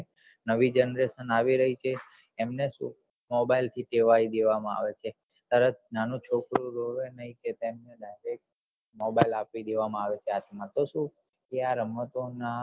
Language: Gujarati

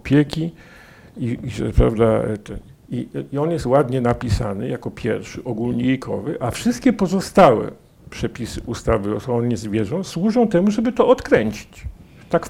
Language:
Polish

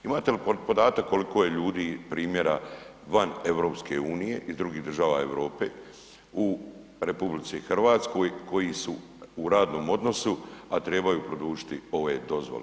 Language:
Croatian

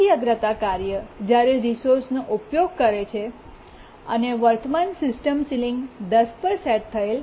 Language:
Gujarati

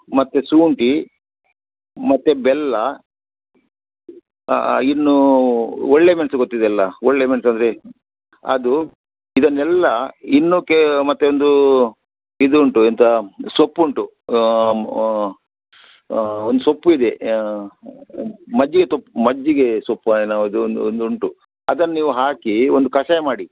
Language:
Kannada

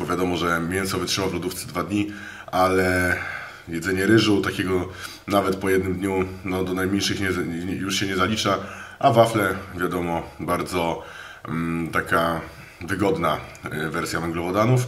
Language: Polish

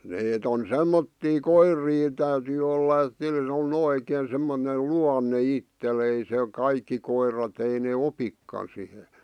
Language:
Finnish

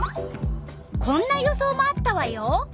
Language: Japanese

